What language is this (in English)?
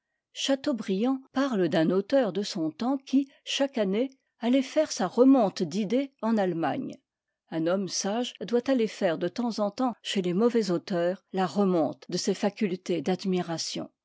French